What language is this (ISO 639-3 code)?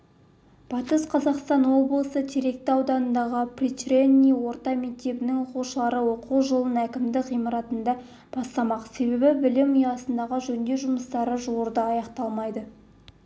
kaz